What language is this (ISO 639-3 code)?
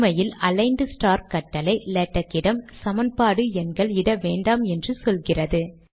tam